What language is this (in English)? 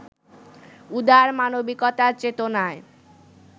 Bangla